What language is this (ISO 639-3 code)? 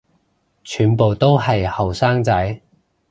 yue